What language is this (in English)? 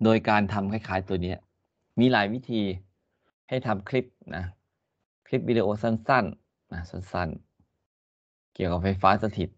Thai